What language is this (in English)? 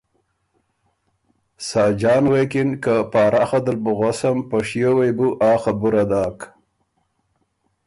Ormuri